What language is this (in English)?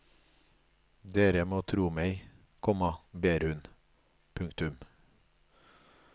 Norwegian